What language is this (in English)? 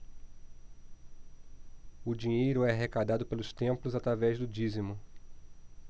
Portuguese